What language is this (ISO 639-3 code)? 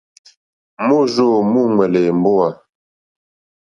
bri